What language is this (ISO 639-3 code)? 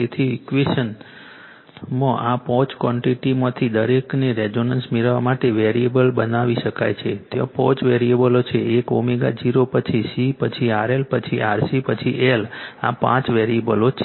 guj